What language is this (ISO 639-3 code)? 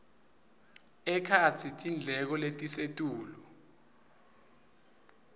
ssw